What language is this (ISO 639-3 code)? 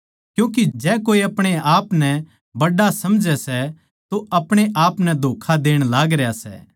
bgc